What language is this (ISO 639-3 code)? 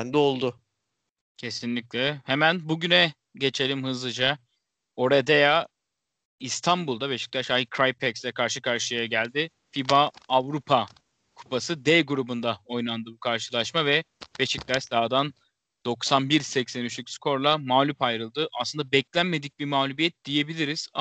tur